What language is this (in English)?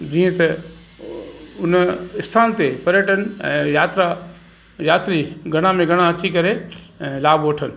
Sindhi